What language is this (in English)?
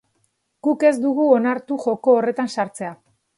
Basque